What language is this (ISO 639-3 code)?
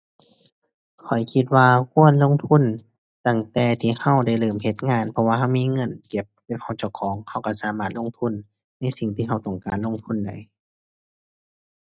tha